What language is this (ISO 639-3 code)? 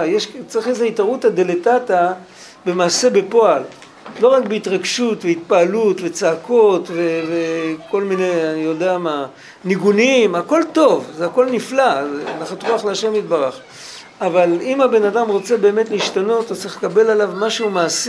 heb